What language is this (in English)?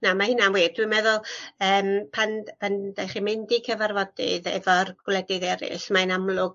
Welsh